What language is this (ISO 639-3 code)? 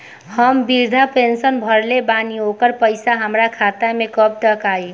bho